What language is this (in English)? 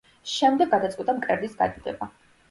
Georgian